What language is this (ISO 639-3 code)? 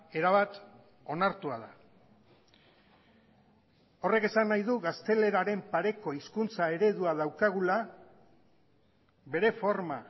eus